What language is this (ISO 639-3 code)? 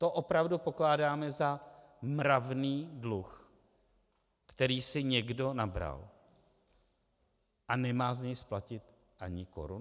ces